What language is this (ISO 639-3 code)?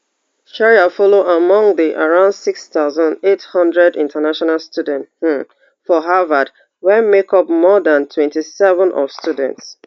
pcm